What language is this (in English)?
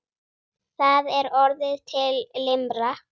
Icelandic